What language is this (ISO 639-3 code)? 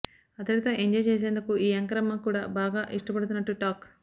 tel